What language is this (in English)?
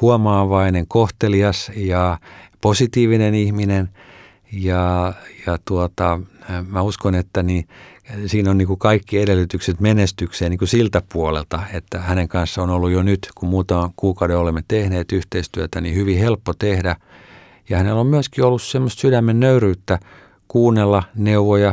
Finnish